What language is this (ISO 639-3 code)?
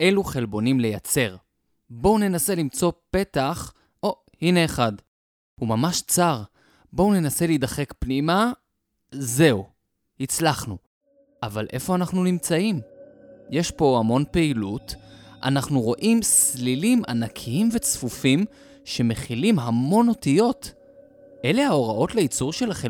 heb